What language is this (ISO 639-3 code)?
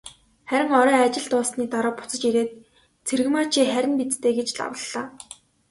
mon